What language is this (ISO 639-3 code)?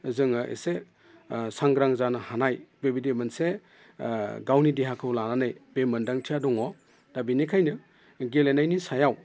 brx